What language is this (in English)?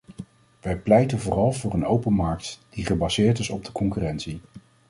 Dutch